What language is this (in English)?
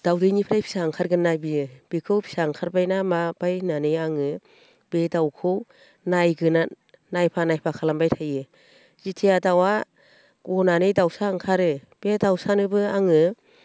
Bodo